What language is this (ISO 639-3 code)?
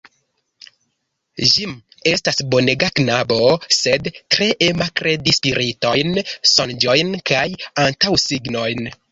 epo